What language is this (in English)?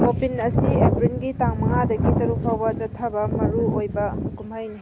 Manipuri